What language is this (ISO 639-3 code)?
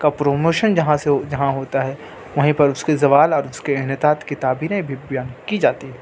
urd